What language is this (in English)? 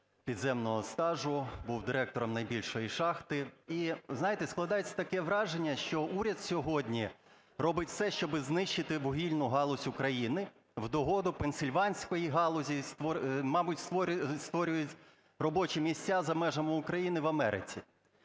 Ukrainian